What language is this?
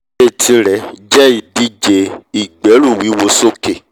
Yoruba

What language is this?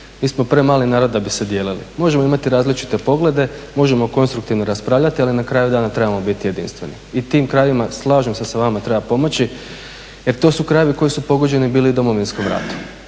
Croatian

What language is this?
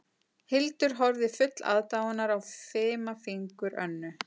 Icelandic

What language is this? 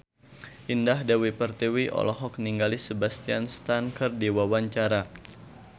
Sundanese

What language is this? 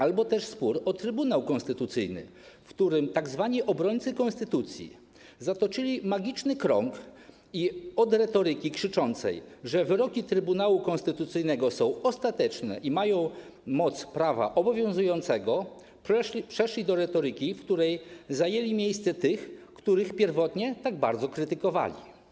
Polish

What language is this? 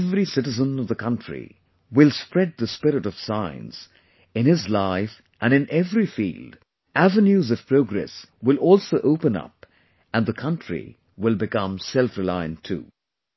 English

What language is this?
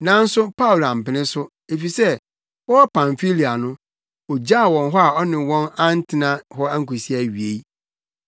Akan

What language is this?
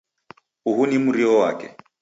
Taita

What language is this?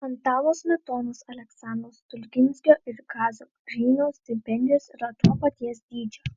Lithuanian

